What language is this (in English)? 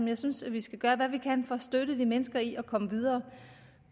Danish